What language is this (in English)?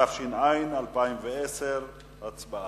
Hebrew